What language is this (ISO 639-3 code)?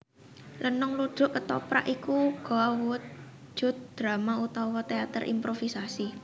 jav